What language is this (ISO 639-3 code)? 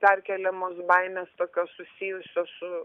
lit